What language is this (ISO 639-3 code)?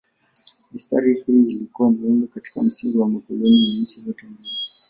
swa